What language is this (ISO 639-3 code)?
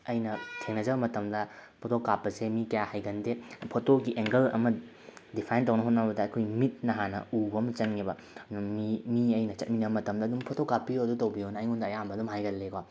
mni